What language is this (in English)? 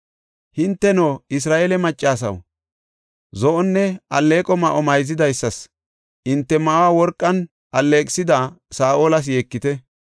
Gofa